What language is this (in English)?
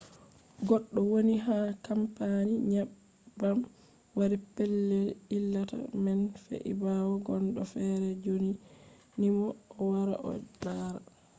Fula